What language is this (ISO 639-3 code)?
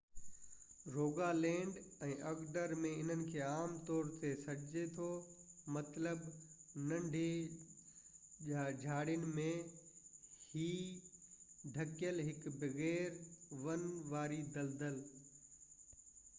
snd